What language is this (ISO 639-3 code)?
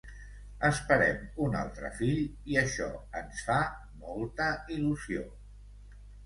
cat